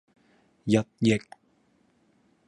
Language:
Cantonese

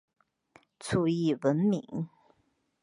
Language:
Chinese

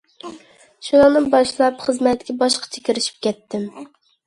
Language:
Uyghur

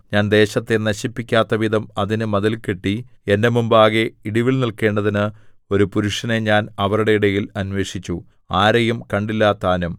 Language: Malayalam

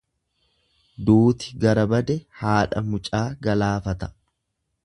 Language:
Oromo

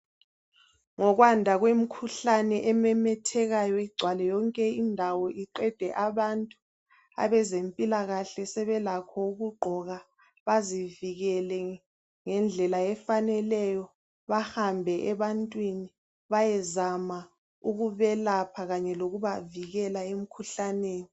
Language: North Ndebele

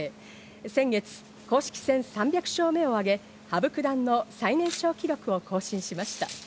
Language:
Japanese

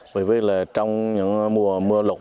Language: Vietnamese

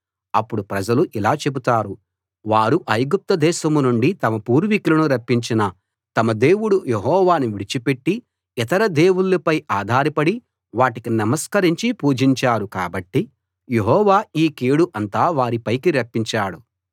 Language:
Telugu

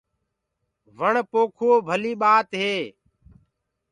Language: Gurgula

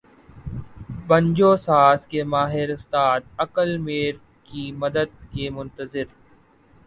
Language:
Urdu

